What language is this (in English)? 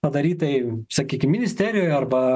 Lithuanian